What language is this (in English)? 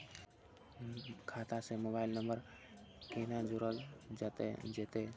Maithili